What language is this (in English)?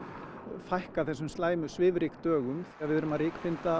Icelandic